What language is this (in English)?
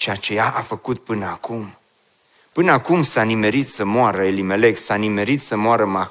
Romanian